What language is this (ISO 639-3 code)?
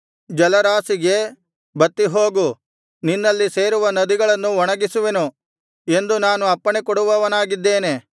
kan